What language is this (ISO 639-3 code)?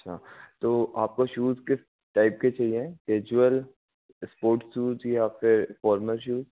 hin